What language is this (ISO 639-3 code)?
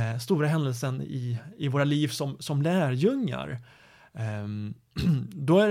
swe